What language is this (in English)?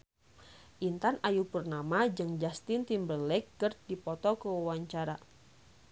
Sundanese